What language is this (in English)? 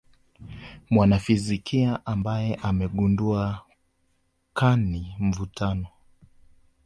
Swahili